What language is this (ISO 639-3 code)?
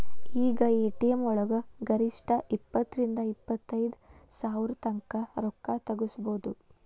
kan